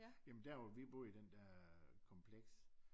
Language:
Danish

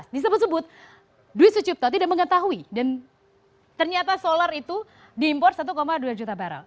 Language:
Indonesian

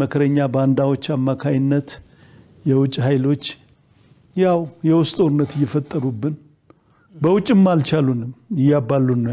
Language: Arabic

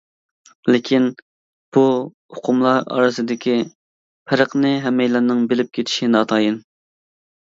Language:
Uyghur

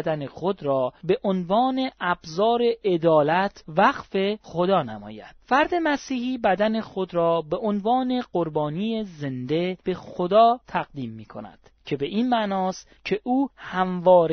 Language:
Persian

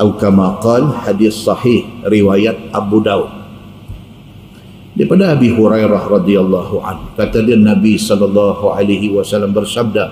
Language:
Malay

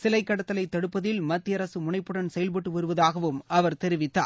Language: Tamil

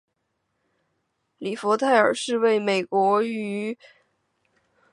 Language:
Chinese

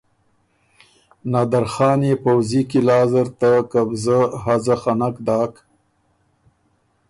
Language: Ormuri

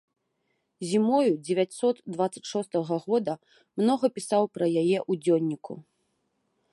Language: Belarusian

